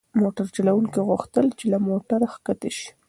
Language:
Pashto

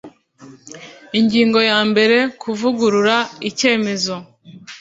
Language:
Kinyarwanda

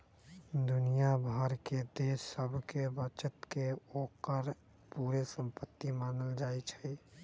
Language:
Magahi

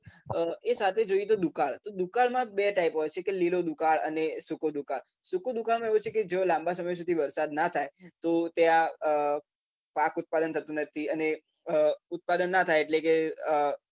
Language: Gujarati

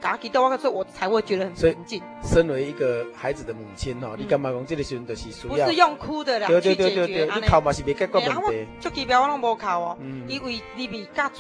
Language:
Chinese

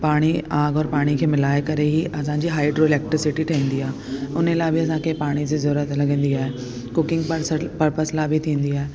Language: Sindhi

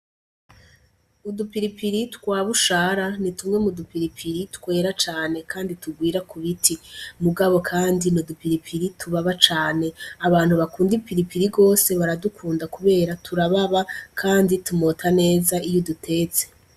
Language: Rundi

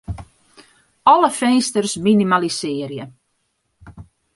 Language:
Western Frisian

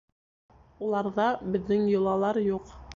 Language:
Bashkir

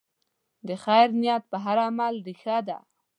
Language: Pashto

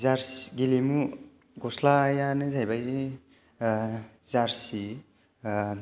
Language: Bodo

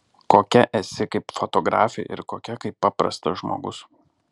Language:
Lithuanian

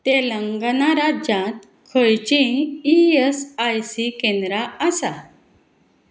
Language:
Konkani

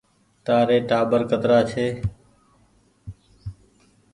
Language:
Goaria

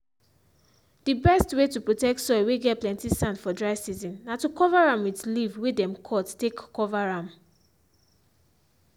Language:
Nigerian Pidgin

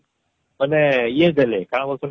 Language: Odia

